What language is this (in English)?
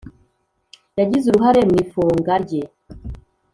Kinyarwanda